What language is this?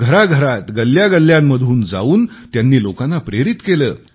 Marathi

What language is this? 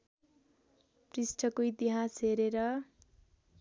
Nepali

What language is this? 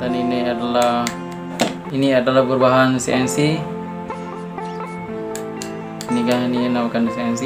Indonesian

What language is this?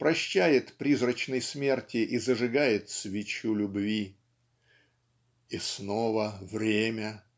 Russian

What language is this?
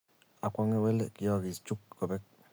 Kalenjin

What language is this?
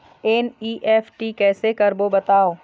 Chhattisgarhi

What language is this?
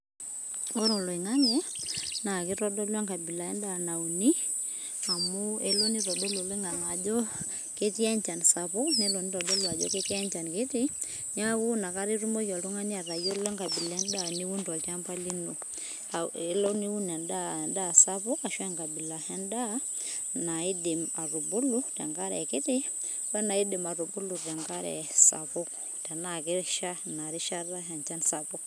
Masai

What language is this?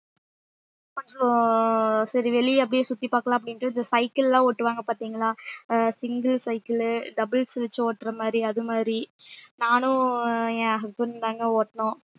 Tamil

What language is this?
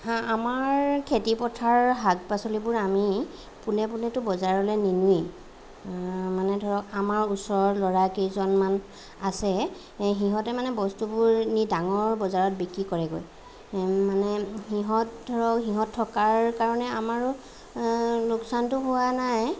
Assamese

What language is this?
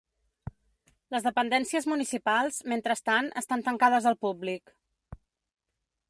Catalan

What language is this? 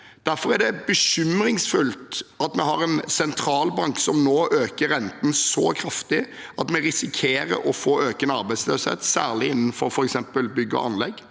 Norwegian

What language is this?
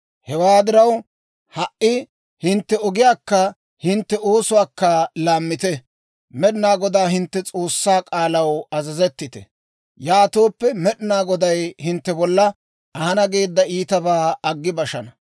Dawro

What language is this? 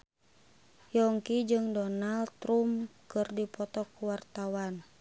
Sundanese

